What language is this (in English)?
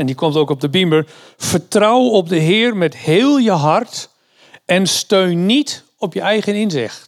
Dutch